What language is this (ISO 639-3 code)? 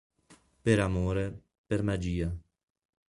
ita